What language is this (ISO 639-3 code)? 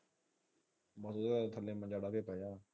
pan